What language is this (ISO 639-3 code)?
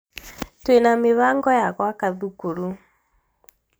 kik